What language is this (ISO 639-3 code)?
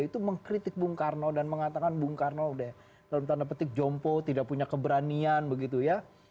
ind